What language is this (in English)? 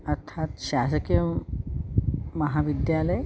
Sanskrit